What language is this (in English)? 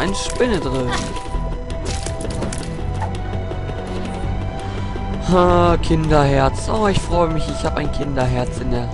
German